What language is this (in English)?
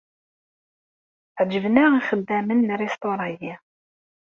Kabyle